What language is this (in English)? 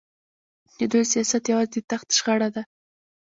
Pashto